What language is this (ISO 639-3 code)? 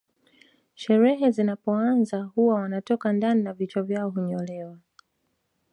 swa